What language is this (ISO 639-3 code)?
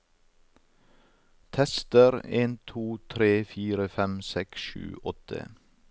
nor